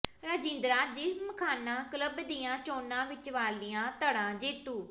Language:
Punjabi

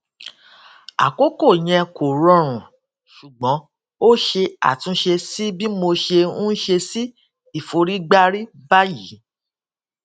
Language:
Yoruba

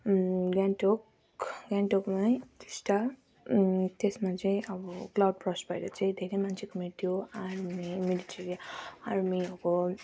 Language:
Nepali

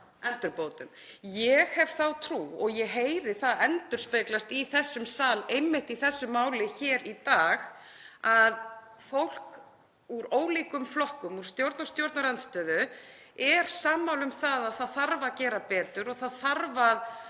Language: Icelandic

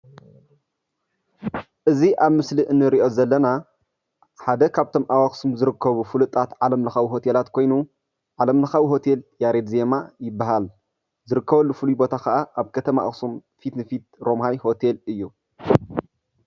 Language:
Tigrinya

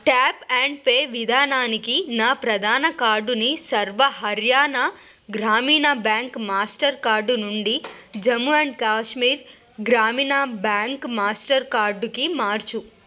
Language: Telugu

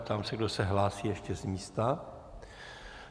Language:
Czech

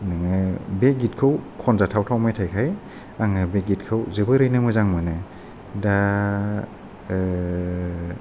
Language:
Bodo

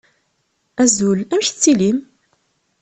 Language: Kabyle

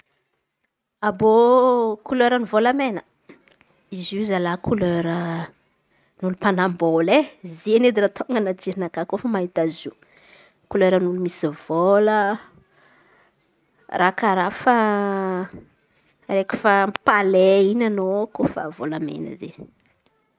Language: Antankarana Malagasy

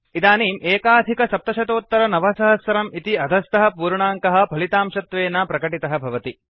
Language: Sanskrit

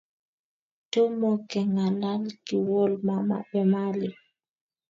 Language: Kalenjin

